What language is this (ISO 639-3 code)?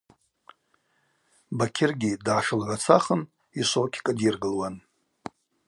abq